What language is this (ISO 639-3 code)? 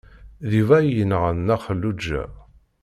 kab